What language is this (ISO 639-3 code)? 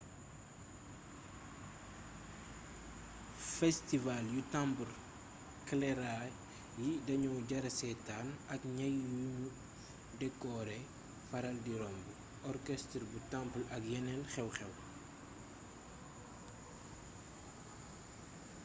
wol